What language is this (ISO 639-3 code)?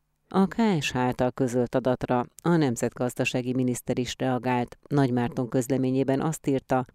hun